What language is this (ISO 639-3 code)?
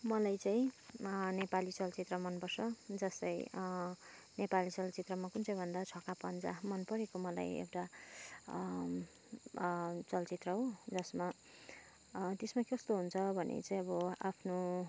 nep